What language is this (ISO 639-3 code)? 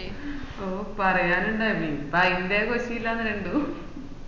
mal